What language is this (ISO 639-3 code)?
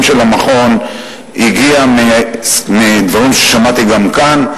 heb